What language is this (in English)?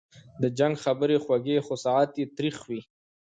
Pashto